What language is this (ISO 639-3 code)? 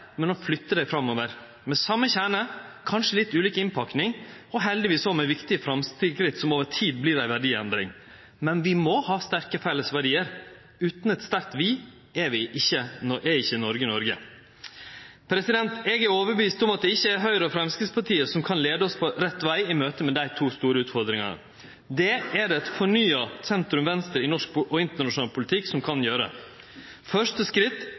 nno